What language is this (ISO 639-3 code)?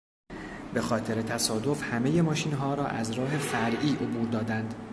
fas